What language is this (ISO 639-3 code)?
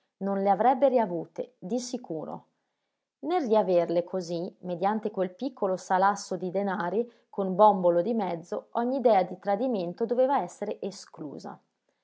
ita